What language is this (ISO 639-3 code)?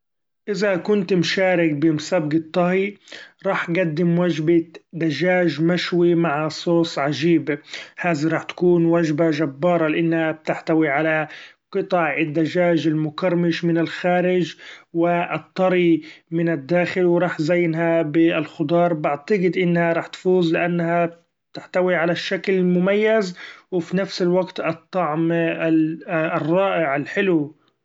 afb